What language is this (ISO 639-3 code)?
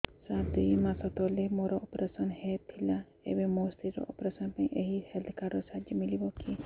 ori